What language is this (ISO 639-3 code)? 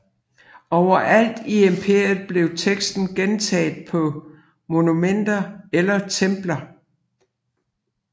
dan